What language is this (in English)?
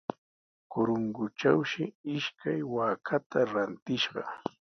Sihuas Ancash Quechua